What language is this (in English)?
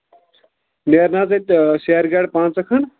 Kashmiri